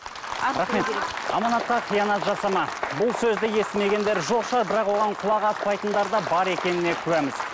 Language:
Kazakh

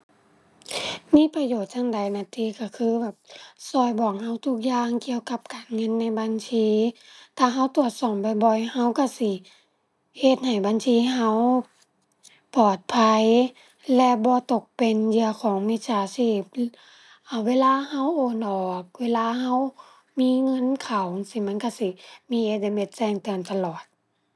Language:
Thai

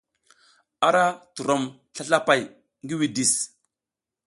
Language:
South Giziga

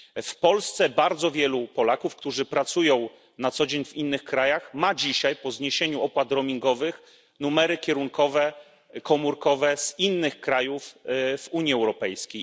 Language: Polish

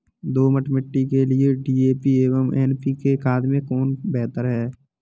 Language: Hindi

